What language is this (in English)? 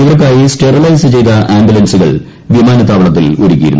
Malayalam